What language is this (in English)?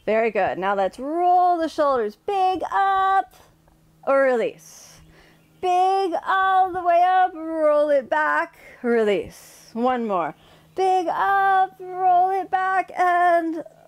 English